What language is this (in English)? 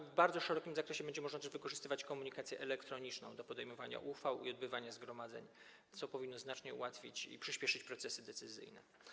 Polish